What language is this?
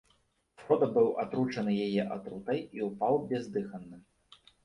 Belarusian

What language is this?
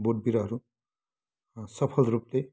Nepali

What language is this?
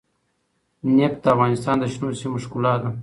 Pashto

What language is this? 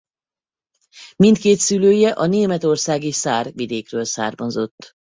Hungarian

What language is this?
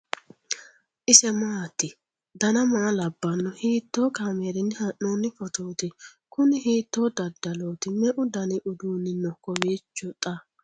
Sidamo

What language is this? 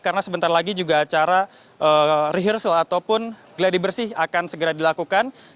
Indonesian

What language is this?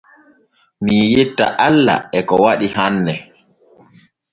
Borgu Fulfulde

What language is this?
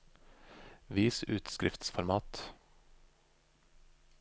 Norwegian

